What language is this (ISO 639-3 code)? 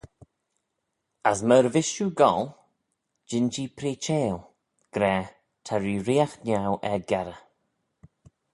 glv